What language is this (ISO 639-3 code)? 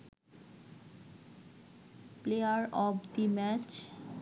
ben